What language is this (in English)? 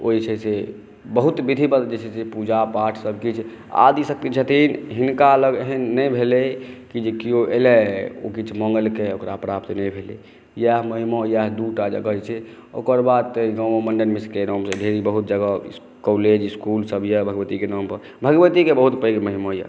Maithili